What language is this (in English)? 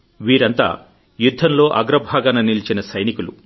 Telugu